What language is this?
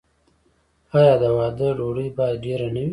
Pashto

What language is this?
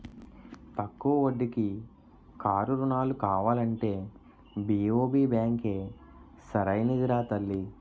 Telugu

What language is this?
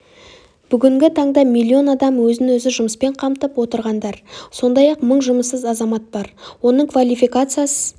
Kazakh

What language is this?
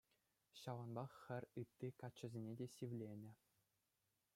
Chuvash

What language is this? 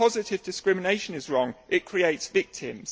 English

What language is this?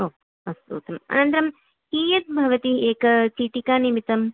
Sanskrit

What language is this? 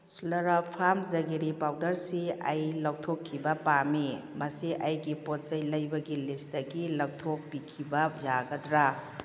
Manipuri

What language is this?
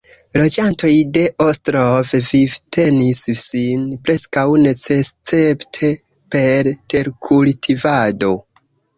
Esperanto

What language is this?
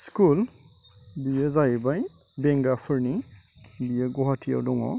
Bodo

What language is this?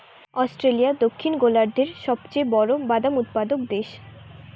Bangla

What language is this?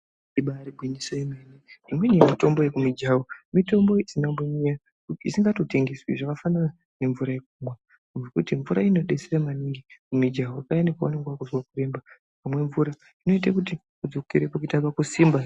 Ndau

